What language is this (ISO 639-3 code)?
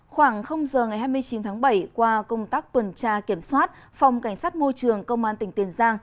vie